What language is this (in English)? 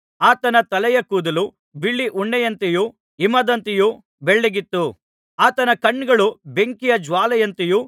Kannada